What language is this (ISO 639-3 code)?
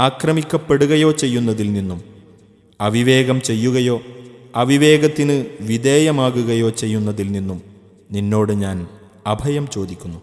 ita